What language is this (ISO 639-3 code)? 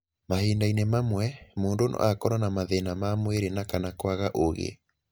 kik